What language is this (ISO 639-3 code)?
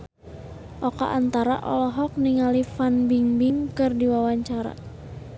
sun